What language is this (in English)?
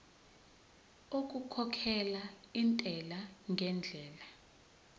Zulu